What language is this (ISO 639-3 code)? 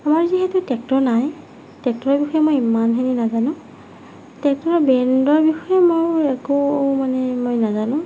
asm